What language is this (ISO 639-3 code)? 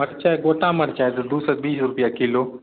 mai